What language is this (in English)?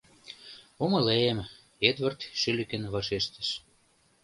Mari